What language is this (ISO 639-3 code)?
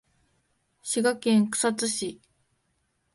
jpn